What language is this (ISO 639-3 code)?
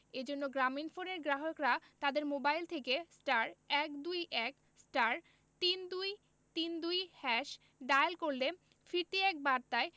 ben